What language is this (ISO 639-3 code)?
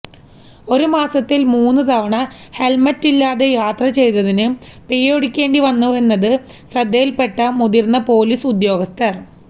mal